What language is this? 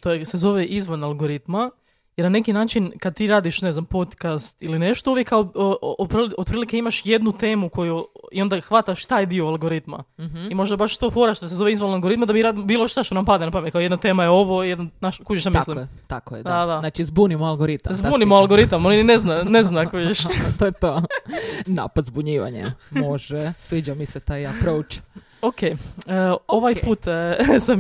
Croatian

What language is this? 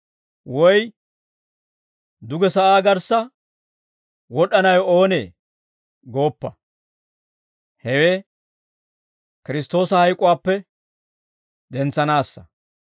Dawro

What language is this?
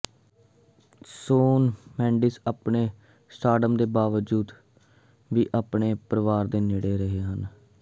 Punjabi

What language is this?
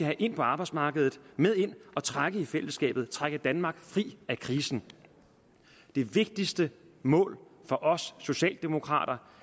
Danish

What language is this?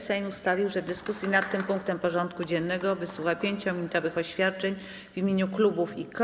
Polish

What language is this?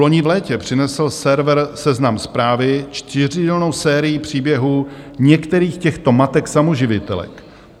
Czech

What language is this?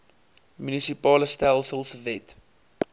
Afrikaans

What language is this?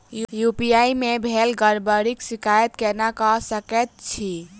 Maithili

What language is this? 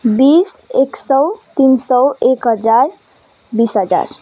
Nepali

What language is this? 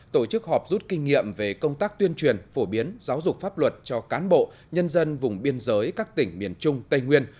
Vietnamese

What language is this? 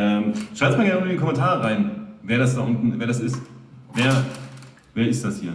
German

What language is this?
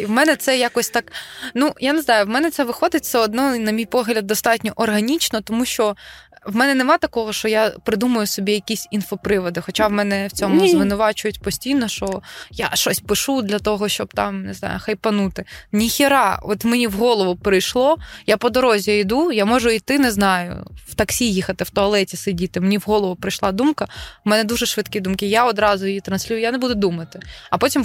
Ukrainian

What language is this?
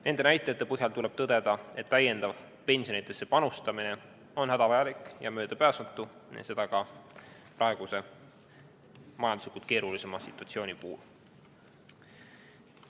Estonian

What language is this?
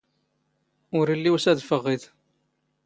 Standard Moroccan Tamazight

